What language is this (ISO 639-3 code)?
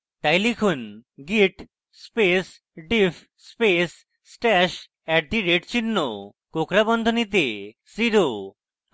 ben